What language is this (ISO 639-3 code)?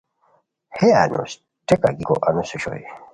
khw